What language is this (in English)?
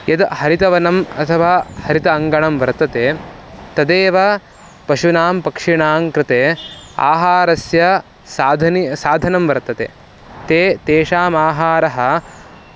Sanskrit